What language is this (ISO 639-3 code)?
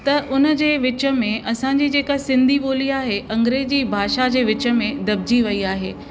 snd